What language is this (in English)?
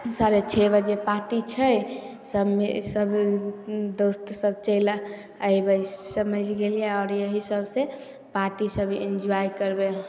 Maithili